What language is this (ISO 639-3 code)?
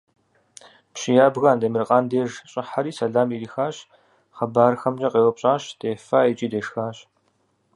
kbd